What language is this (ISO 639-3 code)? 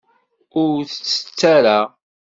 kab